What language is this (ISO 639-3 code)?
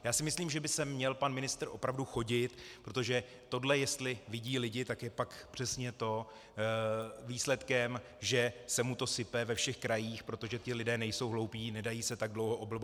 ces